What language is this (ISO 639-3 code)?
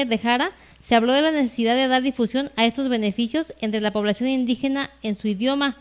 spa